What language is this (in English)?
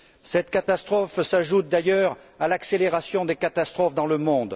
French